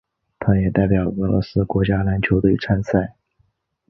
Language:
Chinese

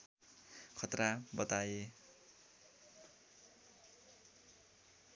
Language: Nepali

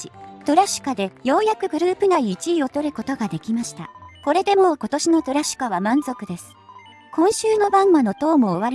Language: Japanese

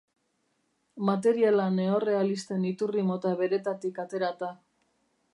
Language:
Basque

